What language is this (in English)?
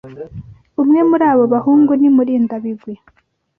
Kinyarwanda